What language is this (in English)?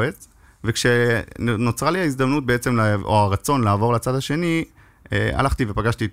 Hebrew